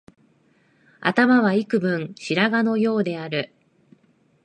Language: Japanese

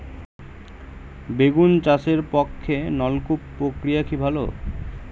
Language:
Bangla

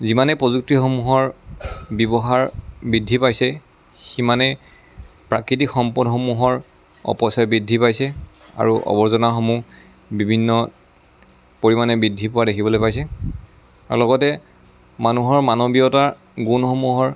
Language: Assamese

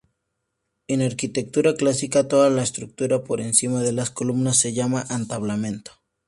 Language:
Spanish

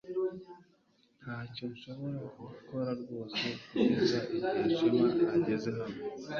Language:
Kinyarwanda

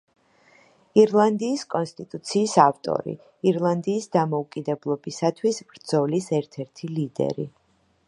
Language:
Georgian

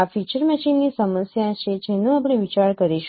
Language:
Gujarati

